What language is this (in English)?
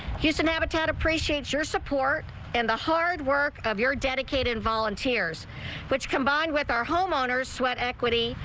English